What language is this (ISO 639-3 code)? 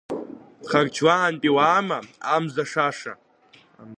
abk